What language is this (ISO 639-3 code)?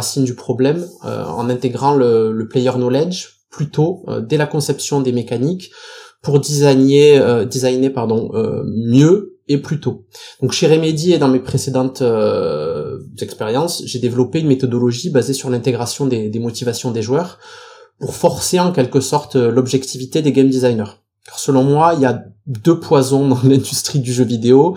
fra